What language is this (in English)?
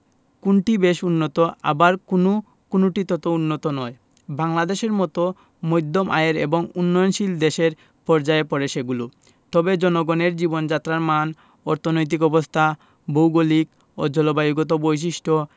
Bangla